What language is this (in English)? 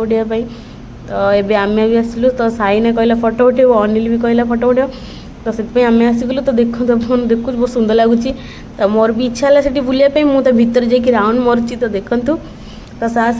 Odia